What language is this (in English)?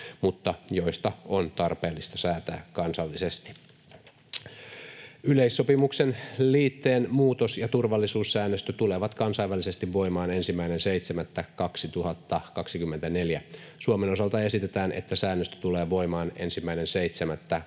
Finnish